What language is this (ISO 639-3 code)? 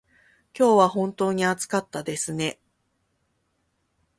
jpn